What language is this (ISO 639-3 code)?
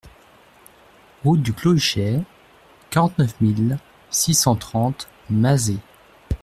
fra